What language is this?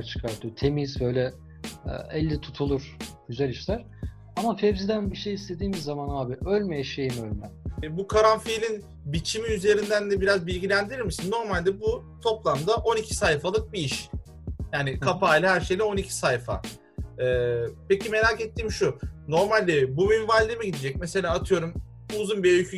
Turkish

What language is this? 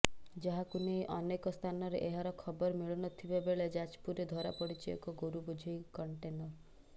Odia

